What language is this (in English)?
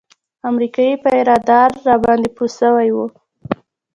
Pashto